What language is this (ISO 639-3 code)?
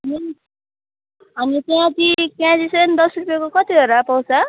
nep